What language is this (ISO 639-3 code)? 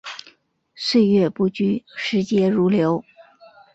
zho